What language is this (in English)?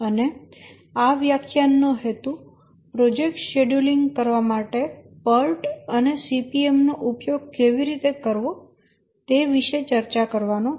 Gujarati